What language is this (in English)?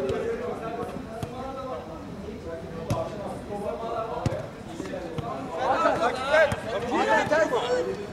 Turkish